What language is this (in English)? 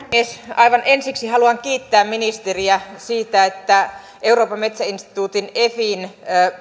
Finnish